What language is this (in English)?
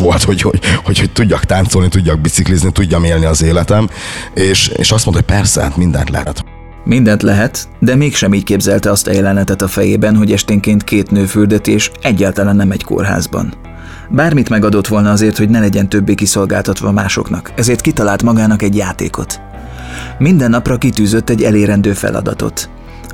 Hungarian